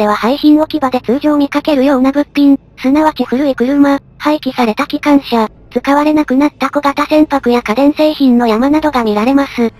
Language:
Japanese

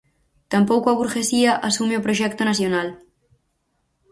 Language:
Galician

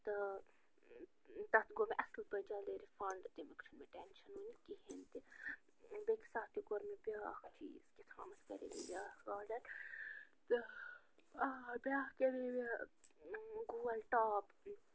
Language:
Kashmiri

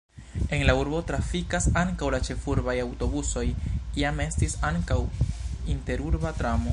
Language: Esperanto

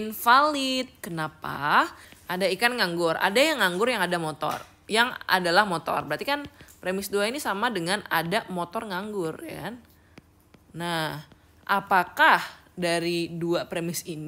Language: Indonesian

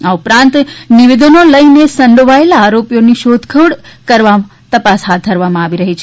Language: Gujarati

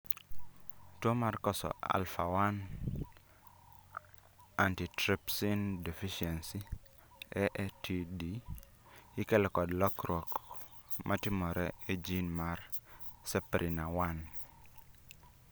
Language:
Luo (Kenya and Tanzania)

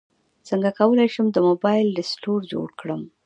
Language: Pashto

